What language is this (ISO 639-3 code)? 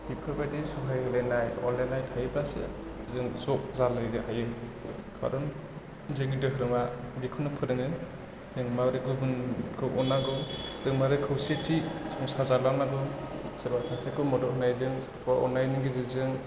brx